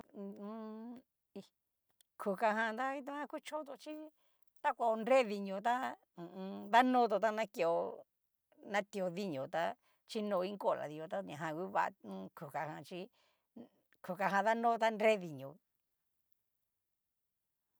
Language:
Cacaloxtepec Mixtec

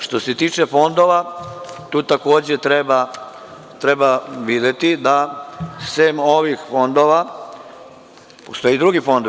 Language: Serbian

